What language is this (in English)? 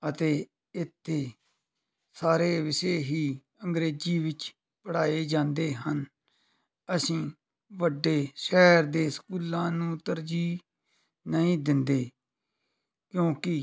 Punjabi